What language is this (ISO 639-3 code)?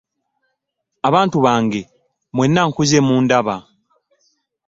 lug